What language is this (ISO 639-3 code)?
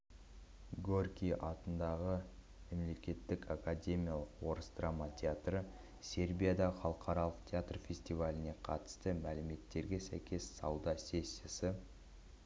kaz